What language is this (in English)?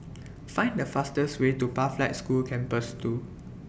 English